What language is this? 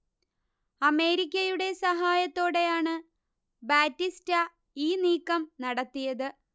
Malayalam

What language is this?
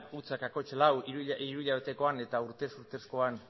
Basque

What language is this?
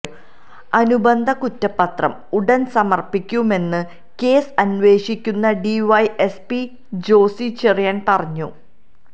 Malayalam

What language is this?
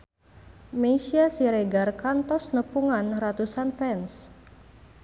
Sundanese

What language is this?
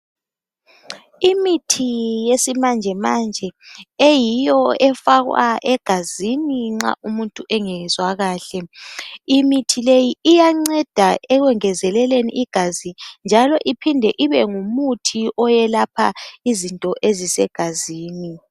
North Ndebele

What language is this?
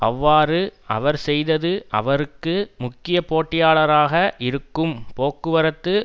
Tamil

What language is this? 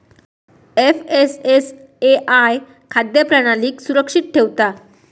Marathi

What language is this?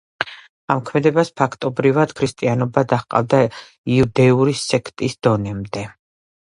Georgian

